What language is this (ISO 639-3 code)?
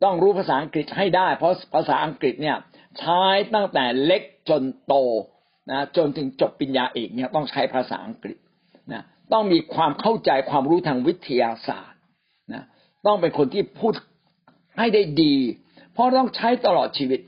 tha